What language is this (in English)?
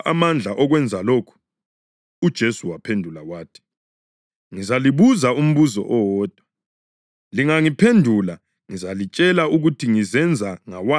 North Ndebele